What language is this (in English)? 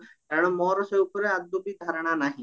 Odia